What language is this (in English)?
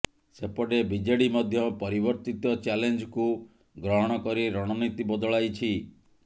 Odia